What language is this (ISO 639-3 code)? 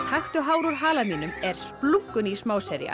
isl